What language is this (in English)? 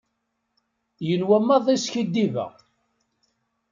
Kabyle